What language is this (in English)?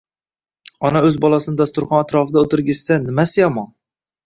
Uzbek